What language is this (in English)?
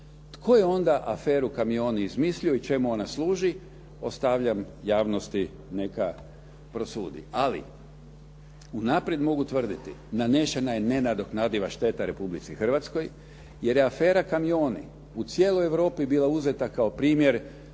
Croatian